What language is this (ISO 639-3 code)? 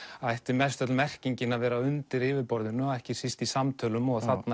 isl